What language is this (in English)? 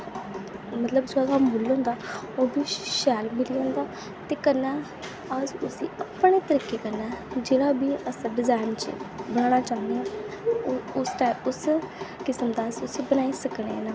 Dogri